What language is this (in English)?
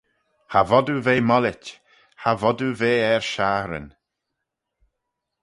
Manx